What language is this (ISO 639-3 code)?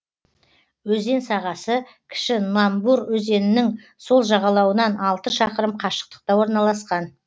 kaz